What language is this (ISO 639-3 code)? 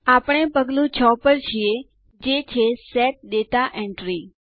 guj